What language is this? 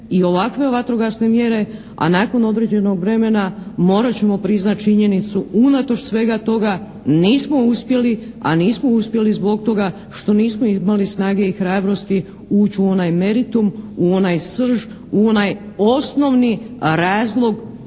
Croatian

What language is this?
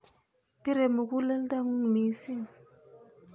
Kalenjin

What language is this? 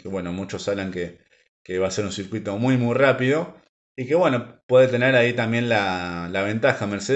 Spanish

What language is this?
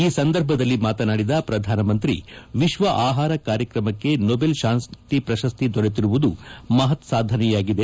Kannada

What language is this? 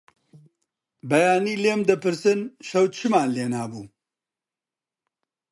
Central Kurdish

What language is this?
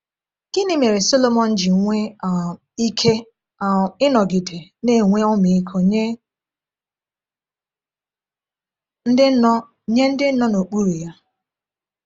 Igbo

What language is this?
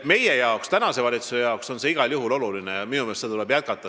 Estonian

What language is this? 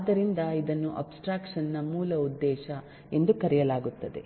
Kannada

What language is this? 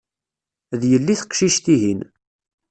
Kabyle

